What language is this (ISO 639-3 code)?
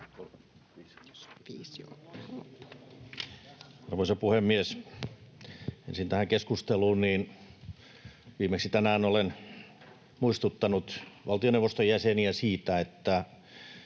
fin